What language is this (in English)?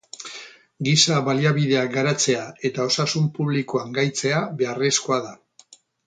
Basque